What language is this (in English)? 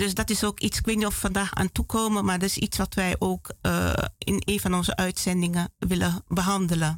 Dutch